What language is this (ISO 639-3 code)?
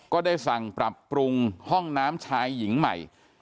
tha